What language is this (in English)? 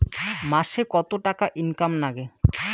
Bangla